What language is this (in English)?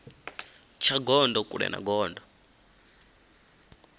Venda